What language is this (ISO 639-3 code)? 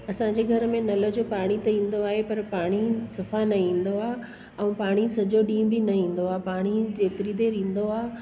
snd